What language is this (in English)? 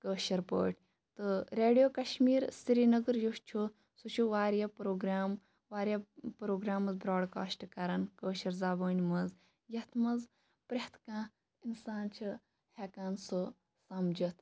Kashmiri